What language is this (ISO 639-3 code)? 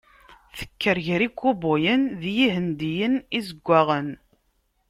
kab